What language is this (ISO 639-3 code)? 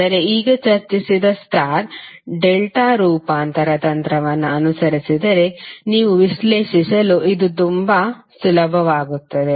kan